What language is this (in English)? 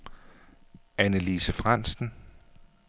Danish